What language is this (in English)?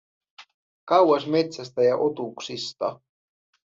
Finnish